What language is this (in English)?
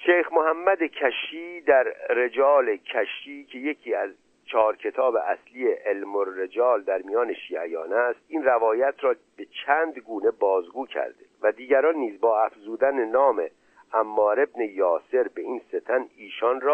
Persian